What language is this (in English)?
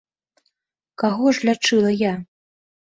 Belarusian